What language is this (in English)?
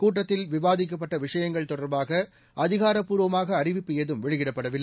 Tamil